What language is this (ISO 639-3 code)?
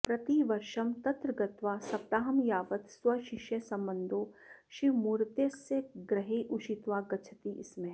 san